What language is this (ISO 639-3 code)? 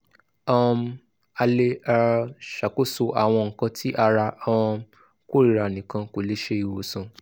yor